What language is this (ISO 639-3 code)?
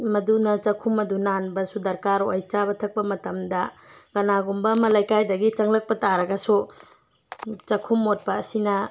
mni